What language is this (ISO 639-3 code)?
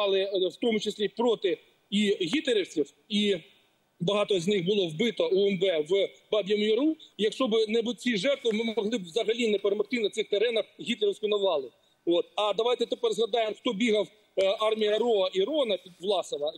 ukr